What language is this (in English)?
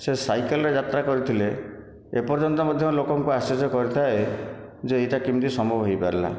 Odia